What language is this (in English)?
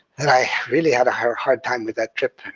English